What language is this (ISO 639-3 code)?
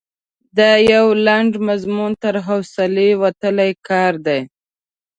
pus